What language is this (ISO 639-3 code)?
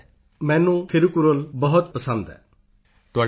pan